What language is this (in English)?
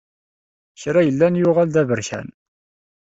Kabyle